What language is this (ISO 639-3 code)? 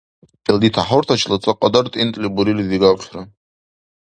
dar